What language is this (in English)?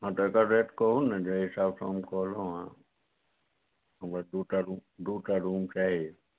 Maithili